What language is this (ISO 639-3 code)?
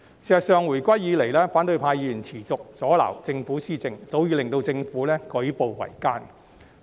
yue